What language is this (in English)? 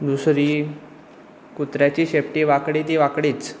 Konkani